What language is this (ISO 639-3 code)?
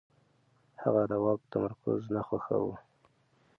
pus